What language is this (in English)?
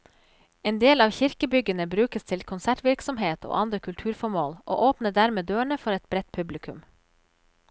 Norwegian